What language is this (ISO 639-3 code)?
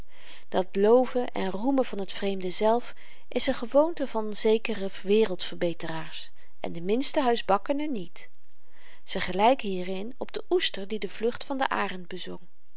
nld